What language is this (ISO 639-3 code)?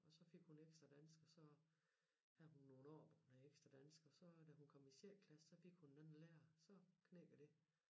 dan